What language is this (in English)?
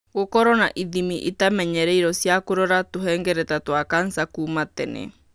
Kikuyu